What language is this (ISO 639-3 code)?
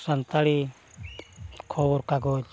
sat